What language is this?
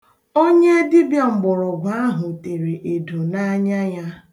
Igbo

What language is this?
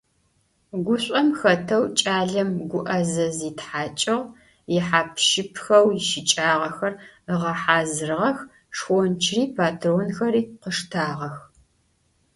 Adyghe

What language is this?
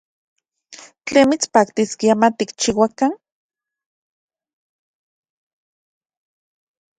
Central Puebla Nahuatl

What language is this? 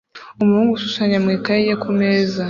Kinyarwanda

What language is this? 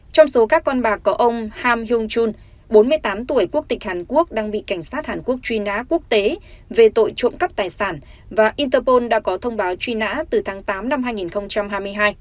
Vietnamese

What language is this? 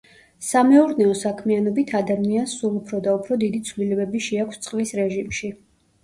Georgian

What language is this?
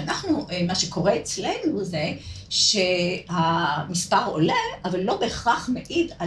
Hebrew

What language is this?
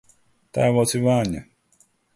Latvian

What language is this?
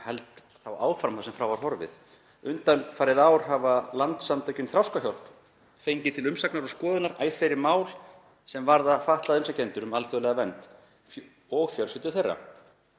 Icelandic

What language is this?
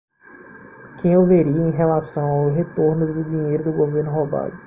Portuguese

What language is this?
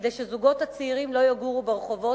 Hebrew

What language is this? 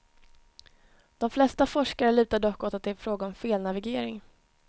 Swedish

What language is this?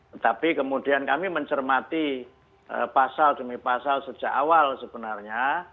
Indonesian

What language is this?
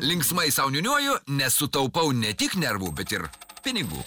Lithuanian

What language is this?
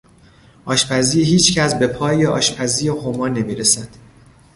Persian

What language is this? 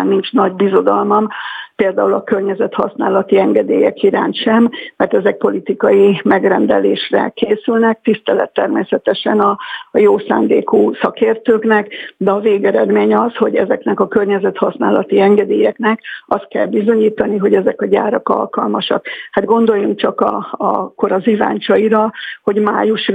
Hungarian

